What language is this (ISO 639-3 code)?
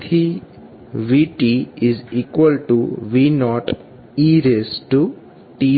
guj